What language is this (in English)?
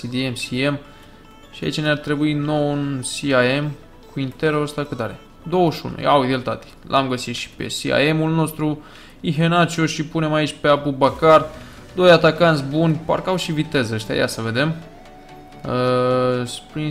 Romanian